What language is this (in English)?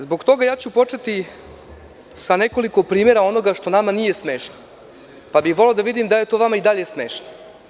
Serbian